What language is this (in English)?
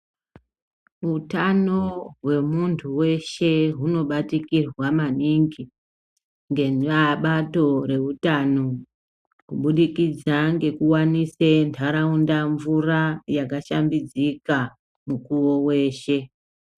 Ndau